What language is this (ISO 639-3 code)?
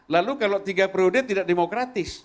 ind